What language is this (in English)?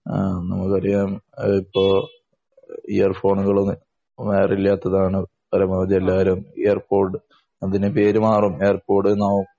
Malayalam